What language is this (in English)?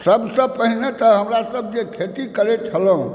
Maithili